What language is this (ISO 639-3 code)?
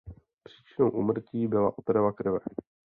ces